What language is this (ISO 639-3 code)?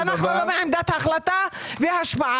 heb